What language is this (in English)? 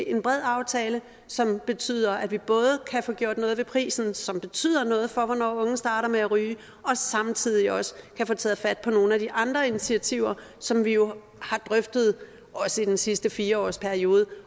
Danish